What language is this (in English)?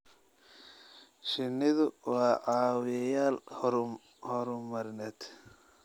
Somali